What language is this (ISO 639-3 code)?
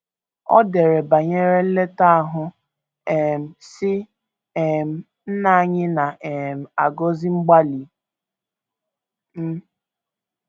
ibo